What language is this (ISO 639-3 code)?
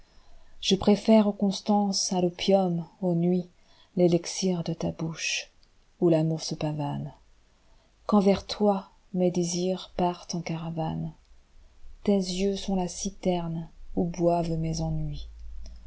fra